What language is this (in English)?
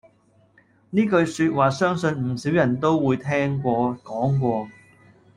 Cantonese